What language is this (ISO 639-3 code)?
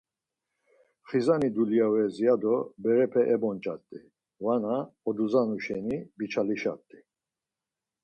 lzz